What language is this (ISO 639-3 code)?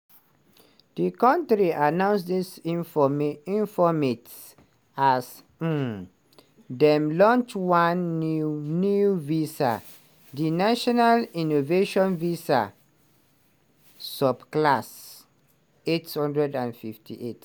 pcm